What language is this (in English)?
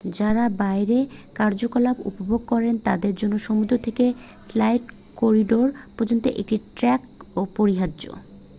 Bangla